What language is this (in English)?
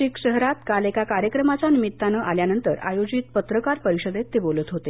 Marathi